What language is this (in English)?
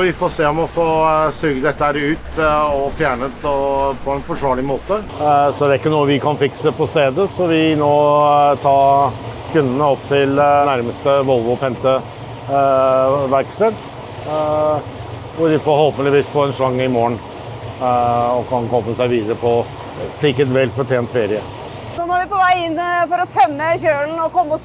Norwegian